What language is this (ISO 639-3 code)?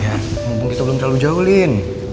ind